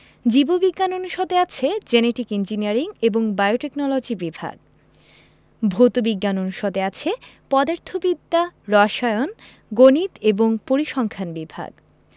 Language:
Bangla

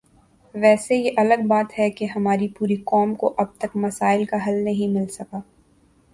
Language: Urdu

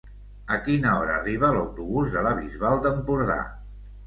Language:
Catalan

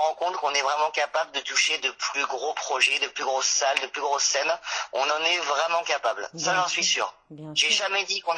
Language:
French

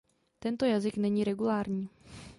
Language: Czech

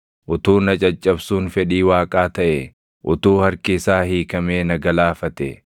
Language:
Oromo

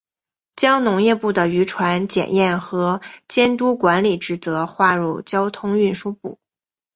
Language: Chinese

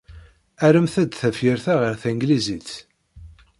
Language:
Kabyle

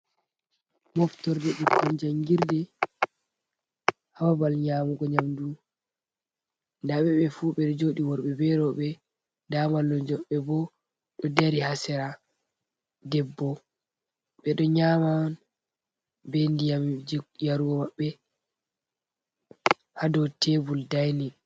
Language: Fula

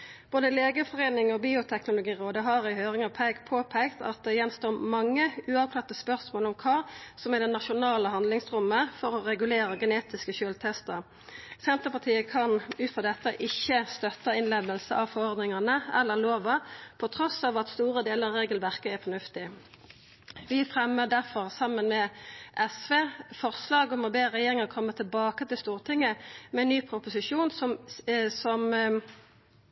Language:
Norwegian Nynorsk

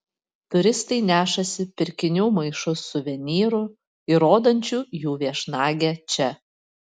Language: Lithuanian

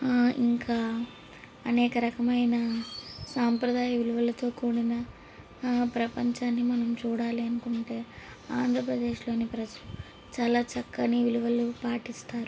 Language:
Telugu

